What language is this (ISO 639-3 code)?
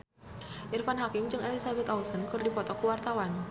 sun